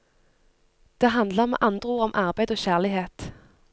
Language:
Norwegian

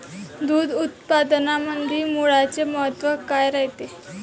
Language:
Marathi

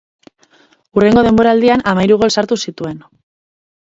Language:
Basque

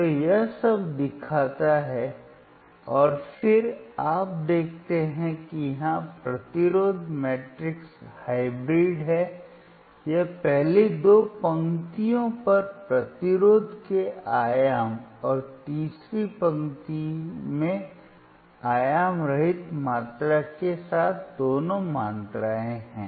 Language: Hindi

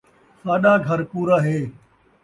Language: Saraiki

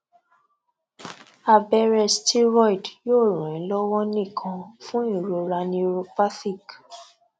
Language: Yoruba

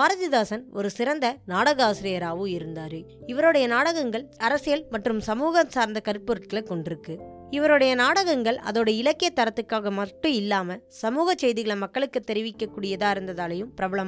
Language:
Tamil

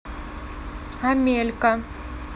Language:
Russian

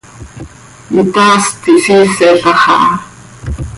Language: Seri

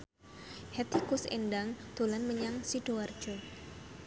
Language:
Javanese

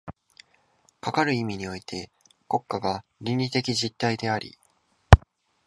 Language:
Japanese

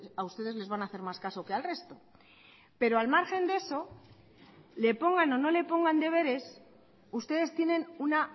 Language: Spanish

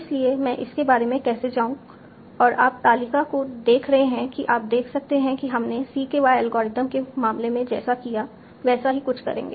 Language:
Hindi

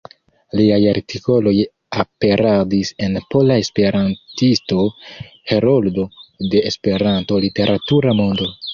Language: Esperanto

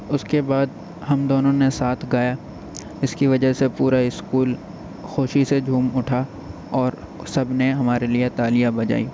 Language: Urdu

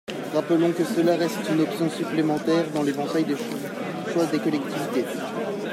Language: French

